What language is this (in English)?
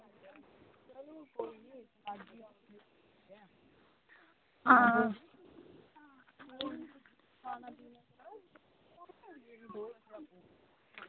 Dogri